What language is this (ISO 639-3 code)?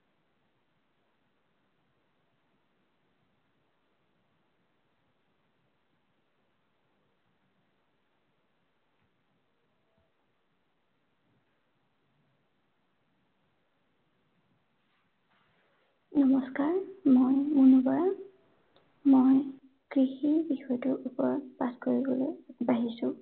asm